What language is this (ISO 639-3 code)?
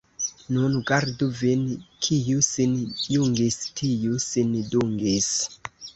epo